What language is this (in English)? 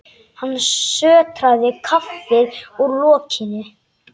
Icelandic